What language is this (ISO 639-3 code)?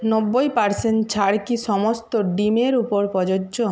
ben